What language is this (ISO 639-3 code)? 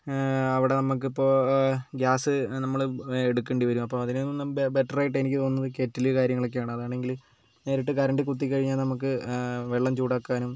mal